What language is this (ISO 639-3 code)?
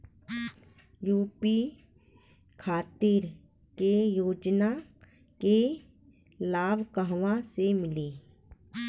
bho